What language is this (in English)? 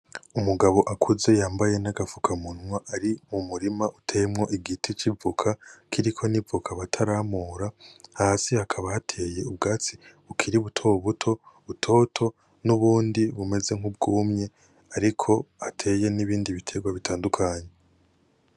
Rundi